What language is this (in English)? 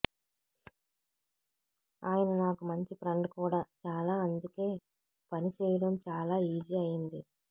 Telugu